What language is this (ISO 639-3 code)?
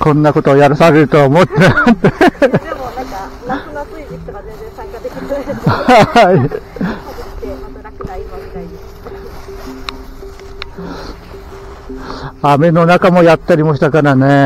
jpn